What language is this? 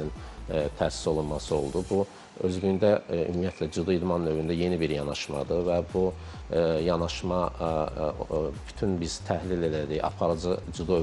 Turkish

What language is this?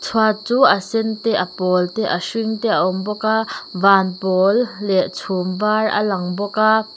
Mizo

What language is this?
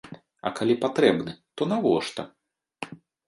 Belarusian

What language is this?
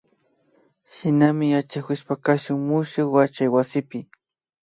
Imbabura Highland Quichua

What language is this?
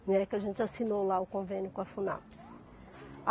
Portuguese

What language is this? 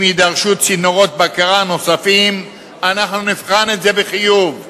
Hebrew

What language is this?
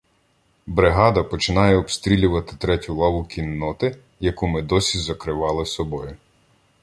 Ukrainian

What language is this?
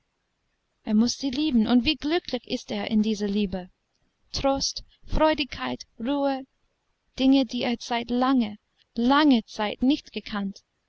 German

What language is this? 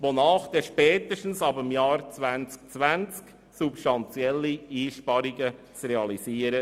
Swiss German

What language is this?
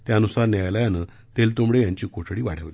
Marathi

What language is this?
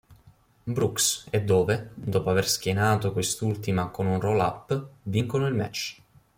Italian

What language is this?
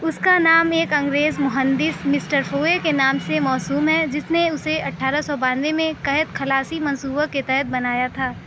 Urdu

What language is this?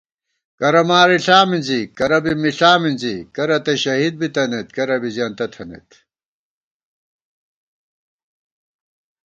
Gawar-Bati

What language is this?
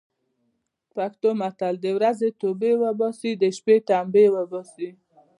Pashto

